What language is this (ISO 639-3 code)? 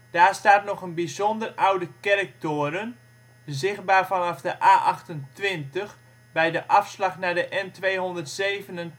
nld